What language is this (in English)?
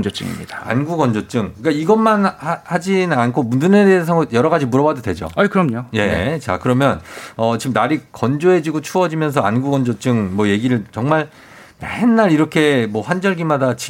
Korean